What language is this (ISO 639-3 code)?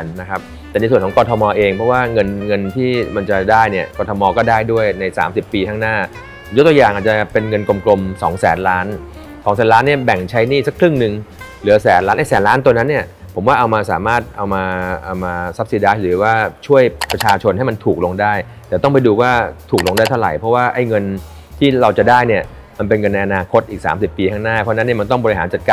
tha